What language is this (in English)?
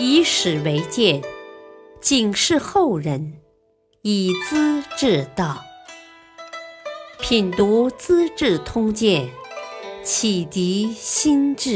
Chinese